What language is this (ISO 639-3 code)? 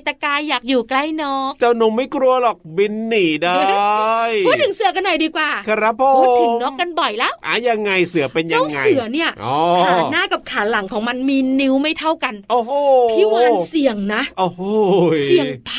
tha